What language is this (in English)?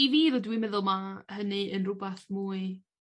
Welsh